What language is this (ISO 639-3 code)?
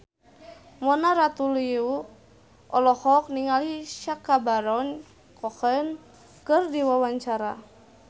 sun